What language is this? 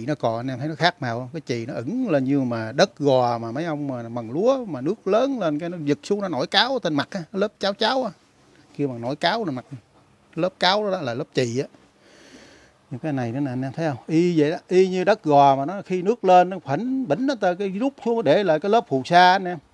Vietnamese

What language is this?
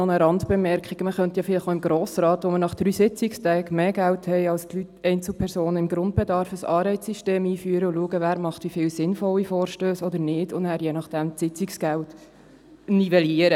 Swiss German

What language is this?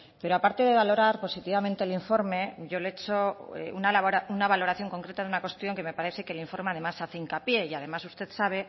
Spanish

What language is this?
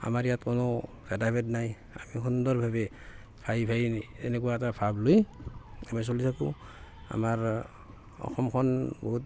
Assamese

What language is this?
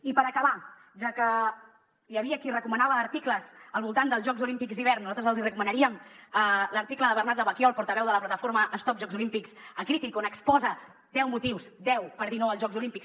Catalan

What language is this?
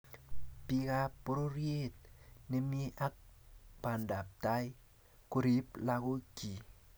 Kalenjin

